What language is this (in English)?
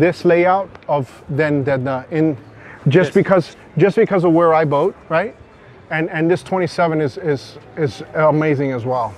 English